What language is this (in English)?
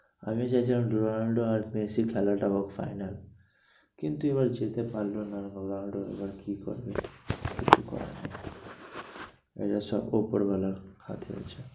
Bangla